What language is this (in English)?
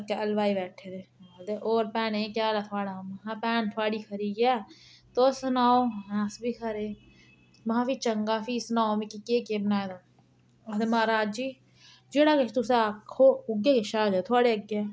Dogri